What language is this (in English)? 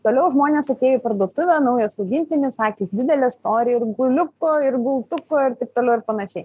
Lithuanian